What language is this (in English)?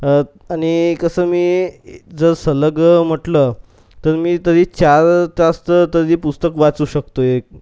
Marathi